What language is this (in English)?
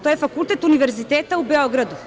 Serbian